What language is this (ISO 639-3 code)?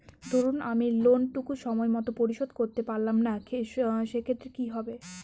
ben